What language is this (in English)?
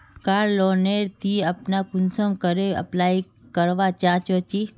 Magahi